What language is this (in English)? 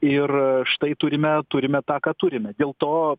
Lithuanian